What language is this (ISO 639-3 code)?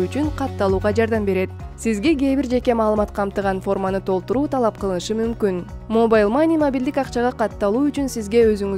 tur